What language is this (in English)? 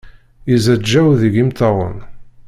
Kabyle